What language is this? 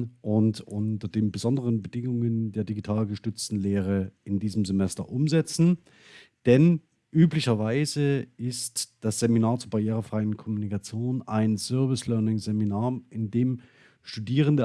German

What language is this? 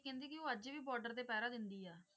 Punjabi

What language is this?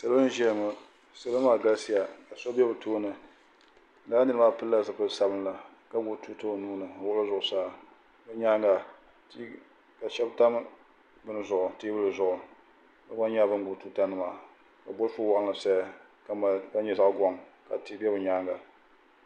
Dagbani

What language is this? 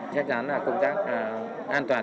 Vietnamese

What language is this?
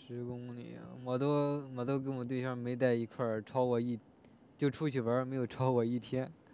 Chinese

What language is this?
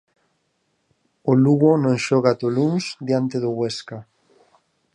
Galician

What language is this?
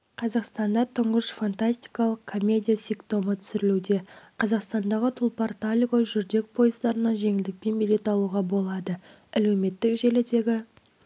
Kazakh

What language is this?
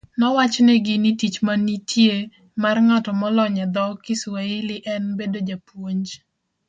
Luo (Kenya and Tanzania)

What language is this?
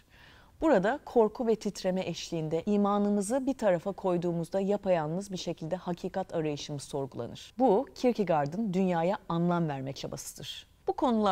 Turkish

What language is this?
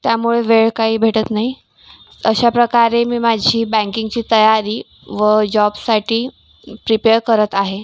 Marathi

